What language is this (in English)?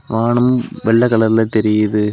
Tamil